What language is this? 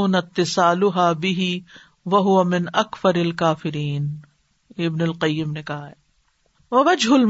Urdu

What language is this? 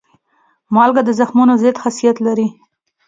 Pashto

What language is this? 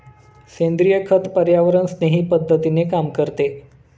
Marathi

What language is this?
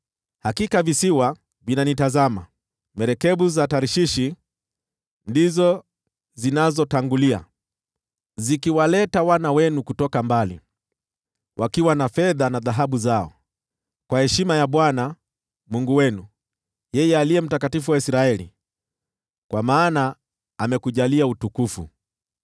Swahili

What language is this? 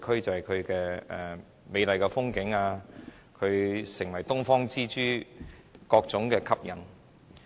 Cantonese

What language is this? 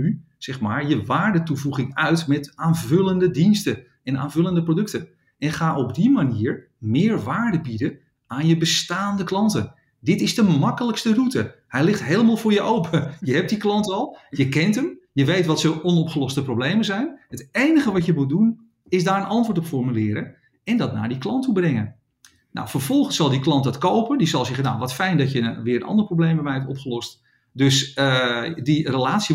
Dutch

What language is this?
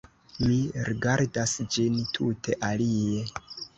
Esperanto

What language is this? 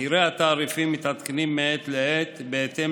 Hebrew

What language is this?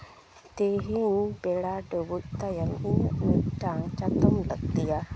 Santali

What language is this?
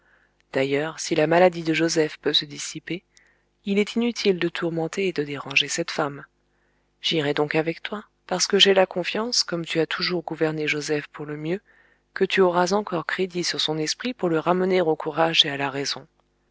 French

